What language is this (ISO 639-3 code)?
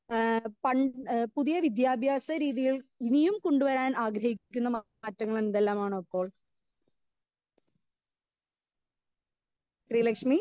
mal